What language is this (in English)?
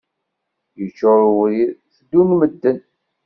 Kabyle